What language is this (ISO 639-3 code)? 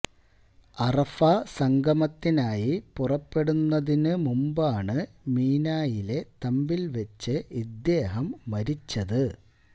mal